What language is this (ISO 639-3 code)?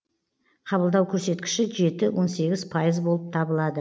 kaz